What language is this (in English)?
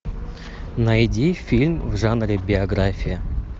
Russian